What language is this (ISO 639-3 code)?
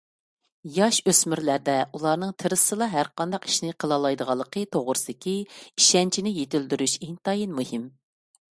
uig